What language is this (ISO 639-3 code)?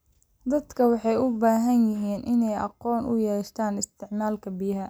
som